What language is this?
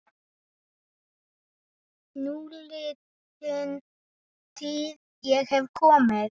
Icelandic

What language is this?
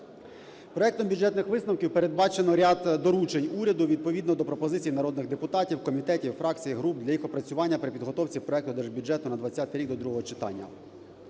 Ukrainian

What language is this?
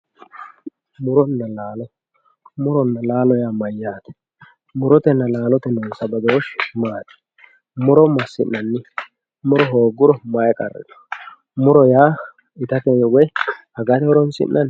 Sidamo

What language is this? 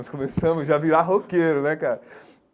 Portuguese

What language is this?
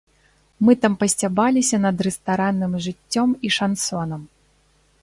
Belarusian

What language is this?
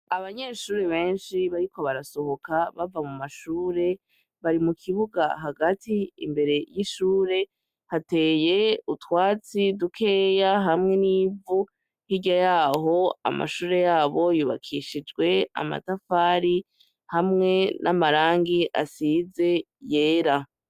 Rundi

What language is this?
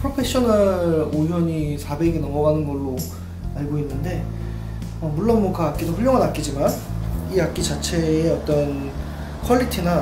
Korean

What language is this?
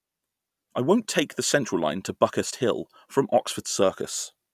English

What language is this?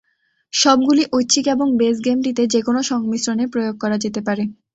Bangla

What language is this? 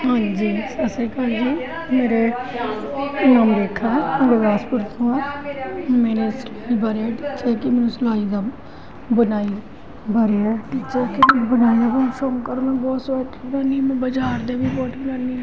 Punjabi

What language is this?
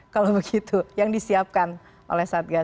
Indonesian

